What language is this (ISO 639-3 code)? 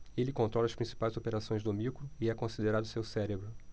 por